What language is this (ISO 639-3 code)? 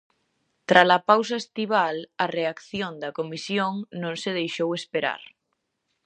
glg